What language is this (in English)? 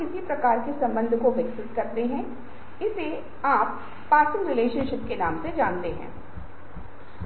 Hindi